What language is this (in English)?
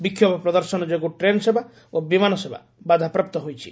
Odia